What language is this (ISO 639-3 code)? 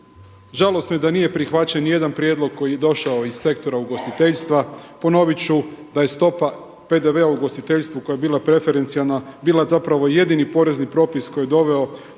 hrv